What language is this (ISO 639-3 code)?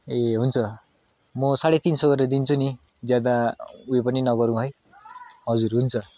nep